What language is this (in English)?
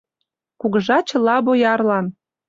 Mari